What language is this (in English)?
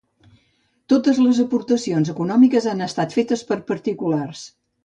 Catalan